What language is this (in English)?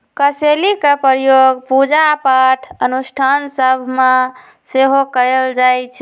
Magahi